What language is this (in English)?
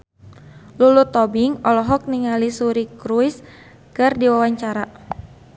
Sundanese